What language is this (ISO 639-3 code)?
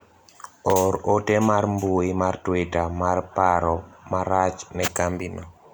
luo